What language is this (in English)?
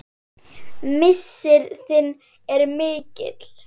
Icelandic